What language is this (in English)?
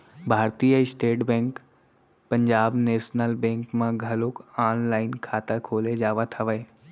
Chhattisgarhi